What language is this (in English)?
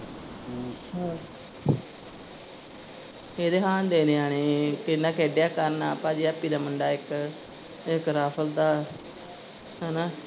Punjabi